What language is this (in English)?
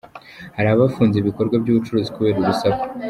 Kinyarwanda